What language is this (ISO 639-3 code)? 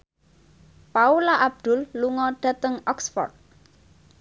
jav